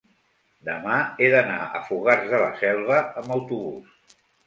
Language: Catalan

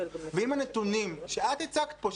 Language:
Hebrew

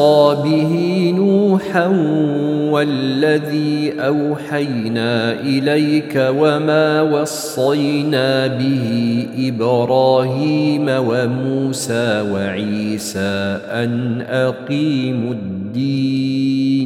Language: Arabic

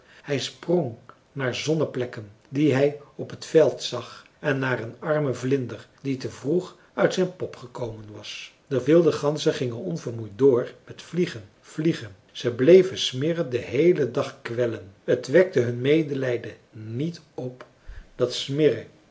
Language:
Dutch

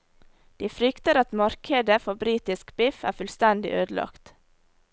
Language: Norwegian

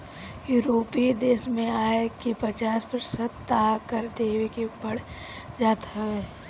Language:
Bhojpuri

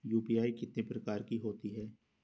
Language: Hindi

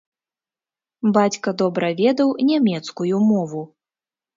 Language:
Belarusian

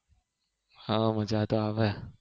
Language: Gujarati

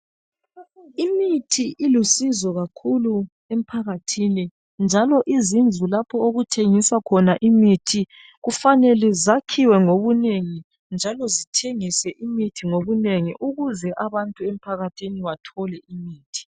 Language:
North Ndebele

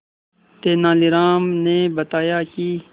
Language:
Hindi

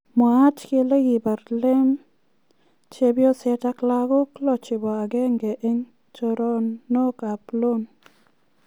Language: Kalenjin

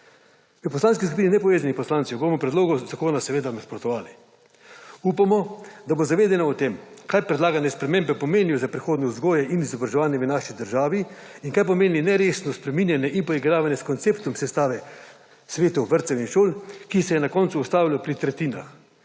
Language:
Slovenian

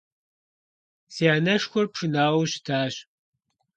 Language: Kabardian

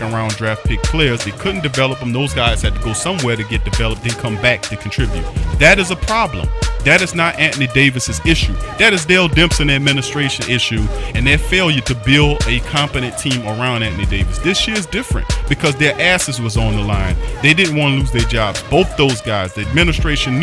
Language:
English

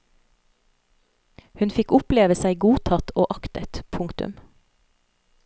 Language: Norwegian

